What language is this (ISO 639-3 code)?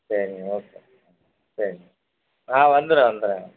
tam